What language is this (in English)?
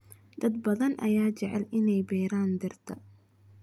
Somali